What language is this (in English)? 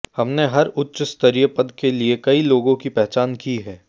Hindi